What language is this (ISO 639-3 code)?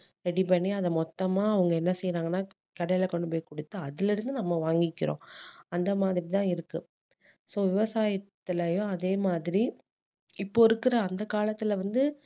tam